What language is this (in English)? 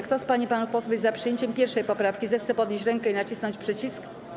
Polish